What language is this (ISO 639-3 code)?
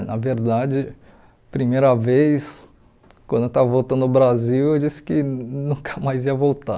por